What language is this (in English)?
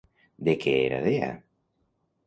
Catalan